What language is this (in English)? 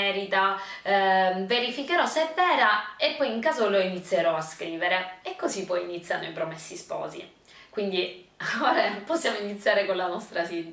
Italian